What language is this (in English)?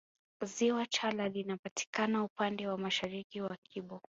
Swahili